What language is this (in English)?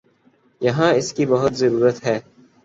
Urdu